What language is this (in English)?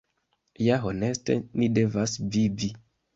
Esperanto